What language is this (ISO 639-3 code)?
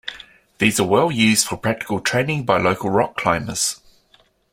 eng